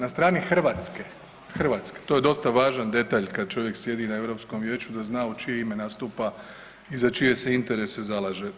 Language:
Croatian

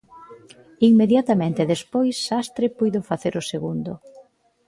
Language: Galician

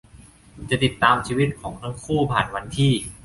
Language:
Thai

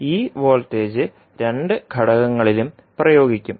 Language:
Malayalam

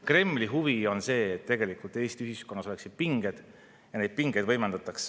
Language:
Estonian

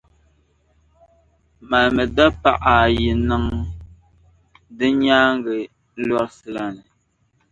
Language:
Dagbani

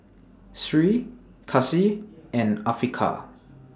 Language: English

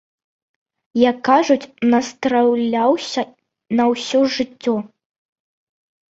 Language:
Belarusian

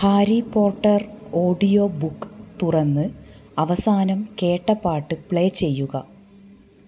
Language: Malayalam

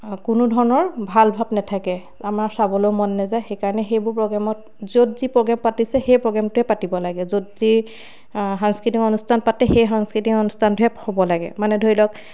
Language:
Assamese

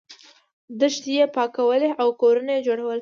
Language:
Pashto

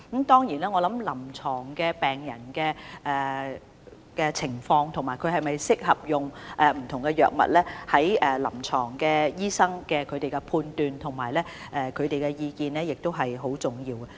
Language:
Cantonese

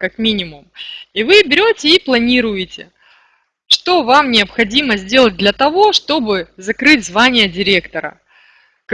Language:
Russian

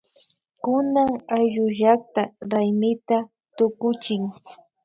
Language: Imbabura Highland Quichua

